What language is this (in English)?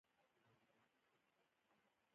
Pashto